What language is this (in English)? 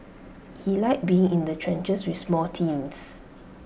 English